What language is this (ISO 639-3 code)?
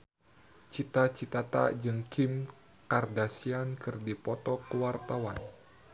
sun